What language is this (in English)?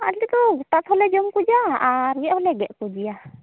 Santali